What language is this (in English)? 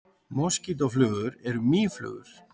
Icelandic